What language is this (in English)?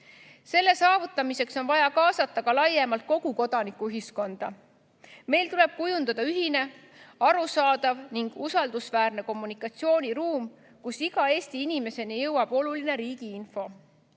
Estonian